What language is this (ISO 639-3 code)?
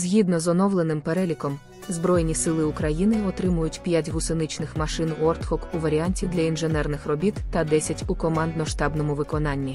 ukr